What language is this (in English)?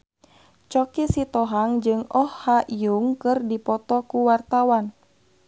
Sundanese